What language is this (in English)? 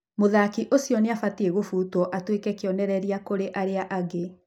Kikuyu